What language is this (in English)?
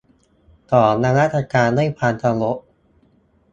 Thai